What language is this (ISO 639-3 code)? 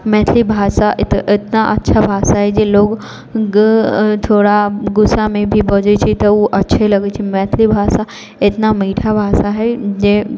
mai